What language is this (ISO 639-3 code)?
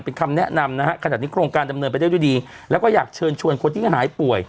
tha